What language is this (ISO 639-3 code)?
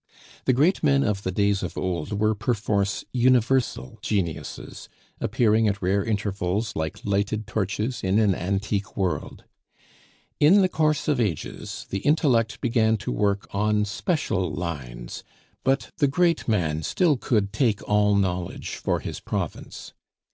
eng